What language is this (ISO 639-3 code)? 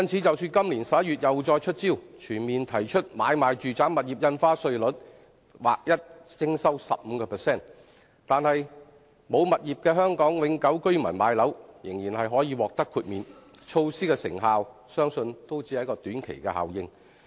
yue